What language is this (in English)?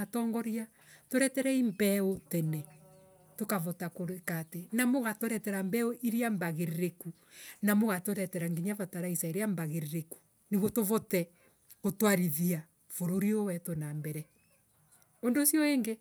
Embu